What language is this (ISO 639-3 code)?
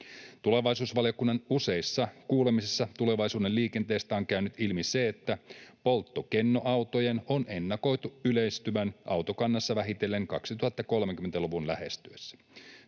fin